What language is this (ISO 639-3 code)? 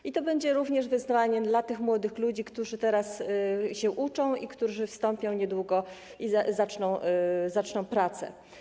pol